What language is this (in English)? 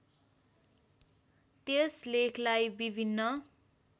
Nepali